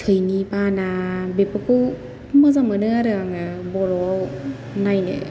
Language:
Bodo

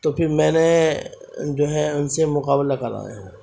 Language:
Urdu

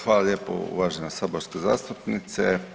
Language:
Croatian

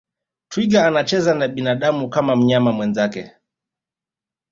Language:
Swahili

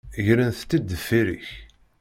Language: Kabyle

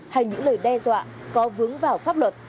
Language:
Vietnamese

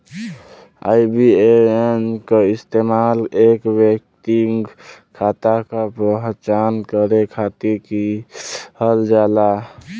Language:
Bhojpuri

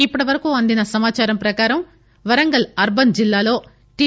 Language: Telugu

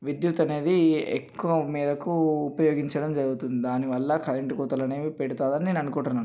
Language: Telugu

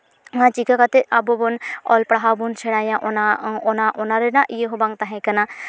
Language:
Santali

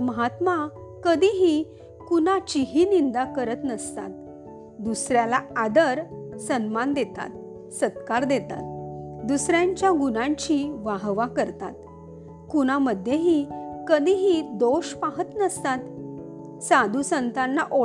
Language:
Marathi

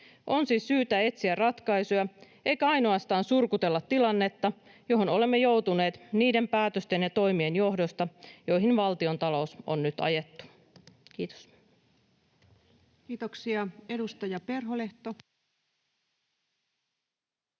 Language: Finnish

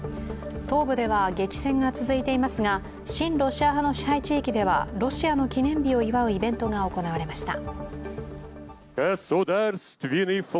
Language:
Japanese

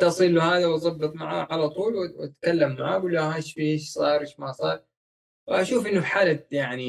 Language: Arabic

